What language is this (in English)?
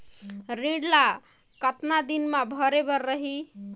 Chhattisgarhi